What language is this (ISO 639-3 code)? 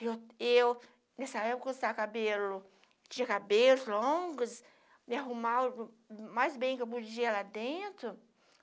por